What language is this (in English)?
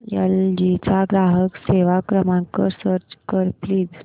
Marathi